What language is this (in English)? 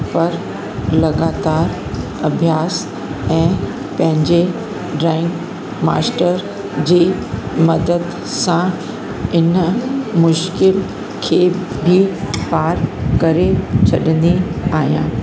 Sindhi